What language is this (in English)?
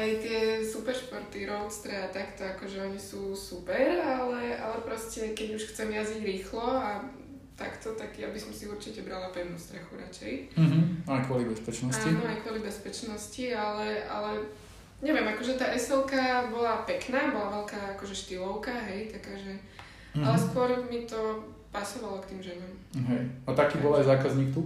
Slovak